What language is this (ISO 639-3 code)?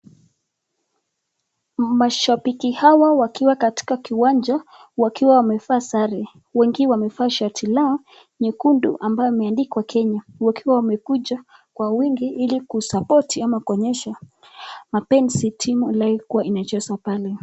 swa